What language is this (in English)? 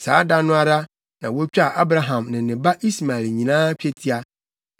Akan